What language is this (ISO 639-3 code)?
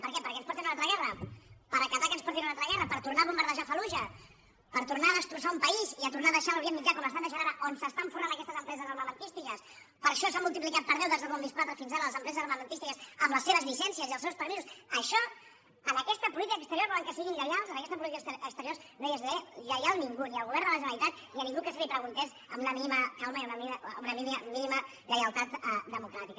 cat